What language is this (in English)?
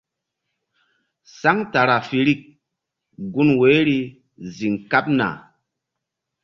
Mbum